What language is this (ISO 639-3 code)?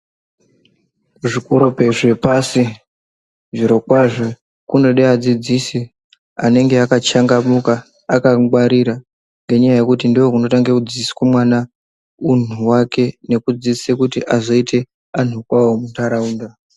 ndc